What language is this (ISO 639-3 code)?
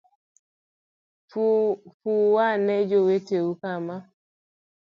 luo